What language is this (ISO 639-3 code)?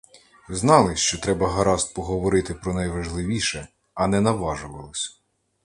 ukr